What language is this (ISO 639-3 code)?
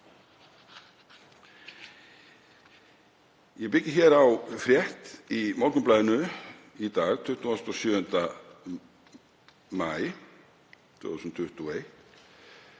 isl